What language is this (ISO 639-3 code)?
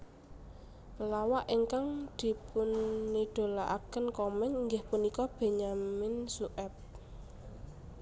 jav